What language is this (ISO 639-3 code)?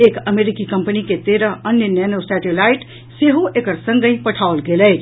mai